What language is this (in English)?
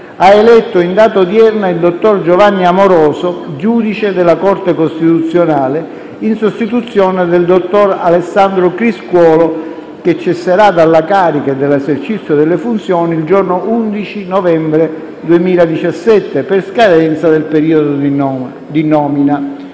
Italian